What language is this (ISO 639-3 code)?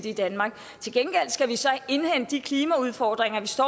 dan